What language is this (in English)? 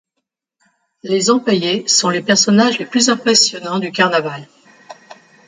French